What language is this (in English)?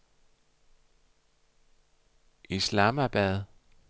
Danish